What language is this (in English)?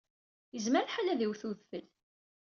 Kabyle